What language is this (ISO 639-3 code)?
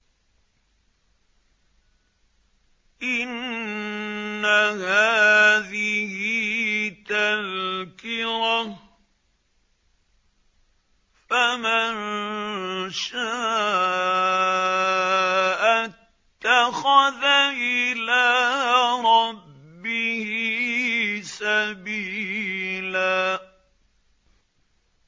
ara